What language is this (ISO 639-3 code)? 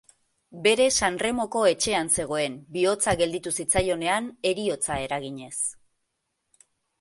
eus